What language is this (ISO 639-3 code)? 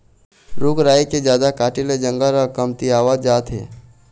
hne